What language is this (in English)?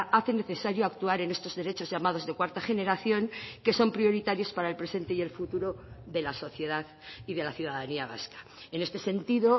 Spanish